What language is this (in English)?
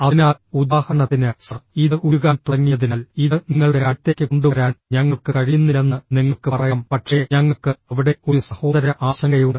Malayalam